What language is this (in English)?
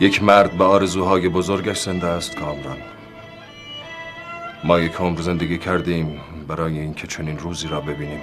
Persian